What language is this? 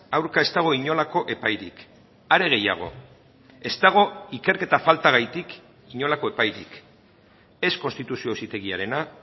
Basque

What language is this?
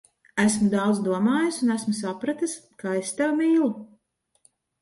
Latvian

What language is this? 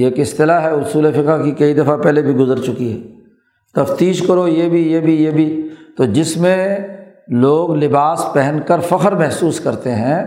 Urdu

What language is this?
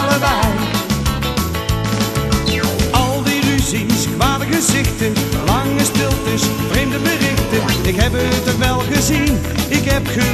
Dutch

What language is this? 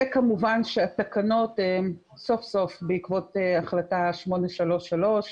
Hebrew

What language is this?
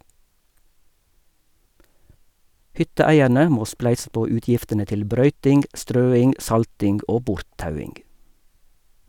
Norwegian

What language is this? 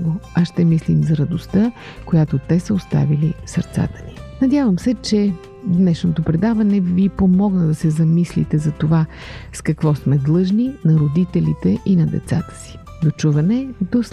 Bulgarian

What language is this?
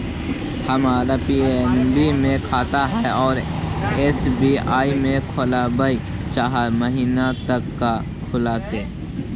Magahi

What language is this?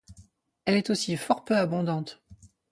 French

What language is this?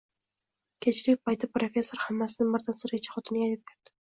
Uzbek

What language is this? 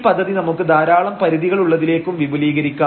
Malayalam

